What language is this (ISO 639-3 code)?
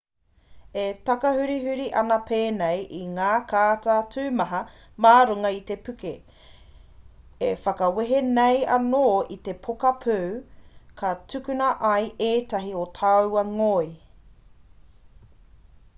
mri